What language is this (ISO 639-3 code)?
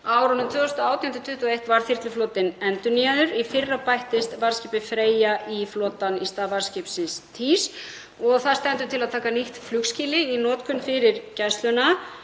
isl